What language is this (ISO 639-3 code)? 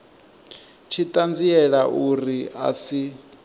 ven